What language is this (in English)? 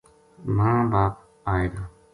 Gujari